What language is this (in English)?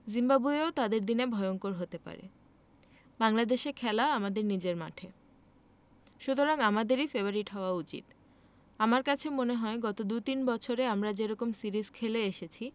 Bangla